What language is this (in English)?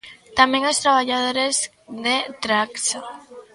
Galician